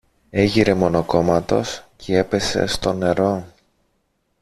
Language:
Greek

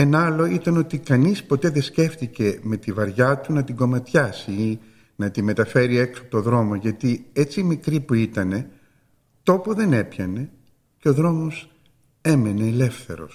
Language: Greek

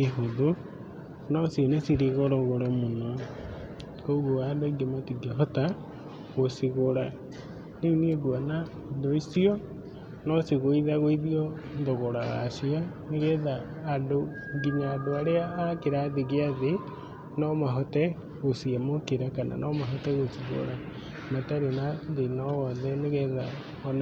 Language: Kikuyu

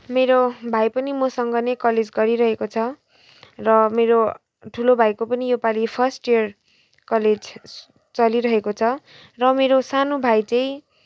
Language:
Nepali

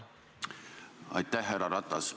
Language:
Estonian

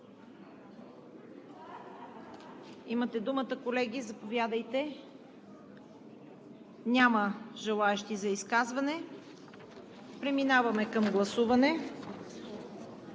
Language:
Bulgarian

